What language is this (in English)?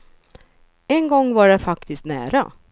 Swedish